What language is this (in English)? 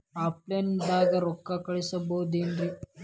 Kannada